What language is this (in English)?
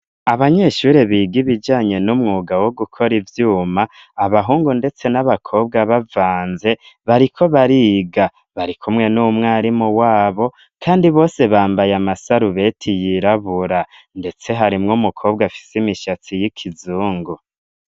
Rundi